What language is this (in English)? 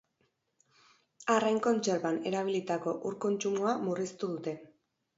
Basque